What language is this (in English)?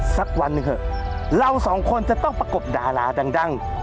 Thai